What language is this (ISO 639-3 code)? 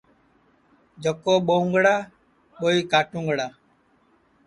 ssi